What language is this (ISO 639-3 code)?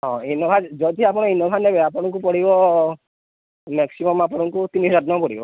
ori